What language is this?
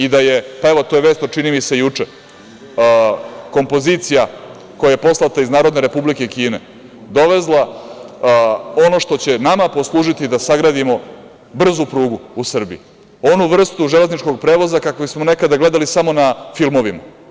Serbian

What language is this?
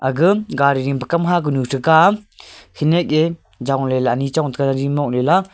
Wancho Naga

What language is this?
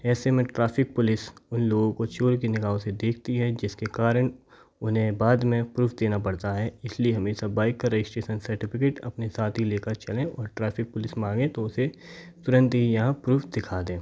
Hindi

